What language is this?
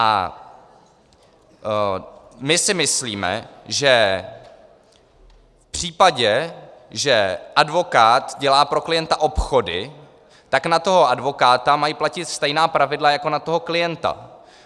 Czech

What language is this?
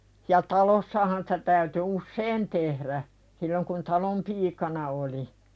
Finnish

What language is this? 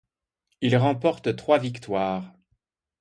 French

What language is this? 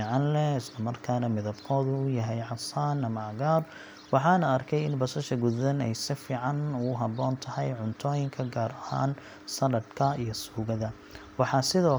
Somali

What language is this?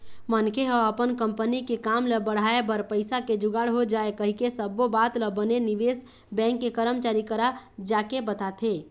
Chhattisgarhi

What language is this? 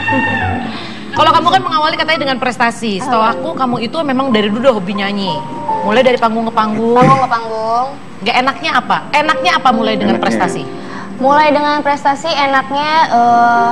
Indonesian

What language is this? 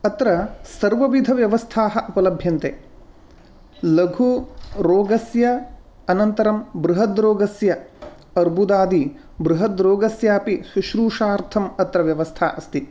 Sanskrit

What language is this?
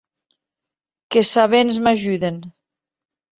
Occitan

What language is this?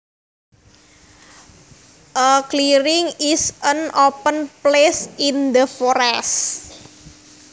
Javanese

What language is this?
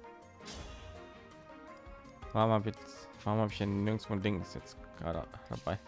German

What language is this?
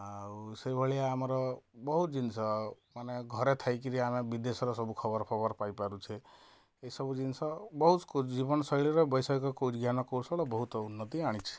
Odia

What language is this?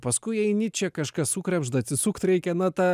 Lithuanian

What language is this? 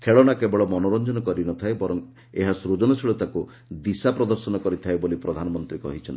Odia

